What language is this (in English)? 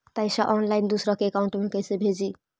Magahi